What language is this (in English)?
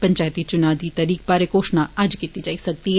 Dogri